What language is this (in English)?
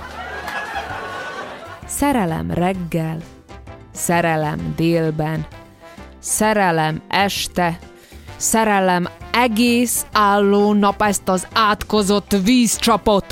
Hungarian